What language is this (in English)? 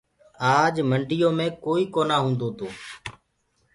Gurgula